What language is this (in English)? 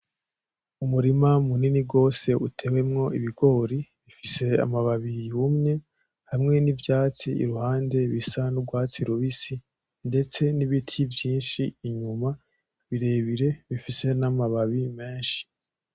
Rundi